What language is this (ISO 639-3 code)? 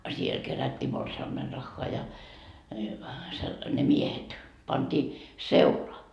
fin